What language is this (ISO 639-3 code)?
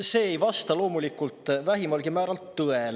est